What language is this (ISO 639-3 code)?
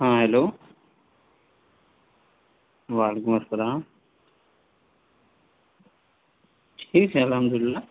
urd